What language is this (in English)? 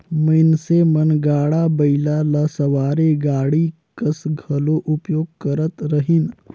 Chhattisgarhi